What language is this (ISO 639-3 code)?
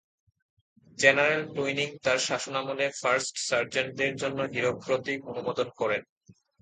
ben